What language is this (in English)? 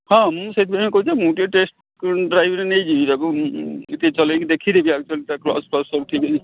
Odia